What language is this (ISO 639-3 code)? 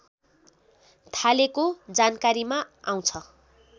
nep